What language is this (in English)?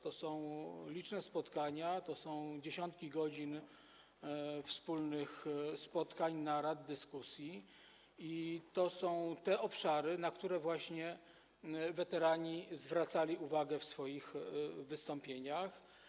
Polish